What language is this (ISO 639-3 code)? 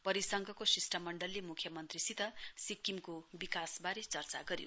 nep